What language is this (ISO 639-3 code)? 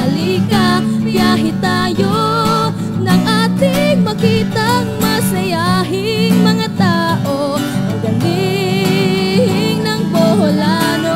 ind